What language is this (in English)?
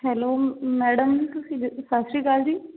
Punjabi